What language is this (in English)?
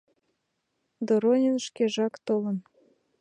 Mari